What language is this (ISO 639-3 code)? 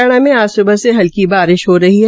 hin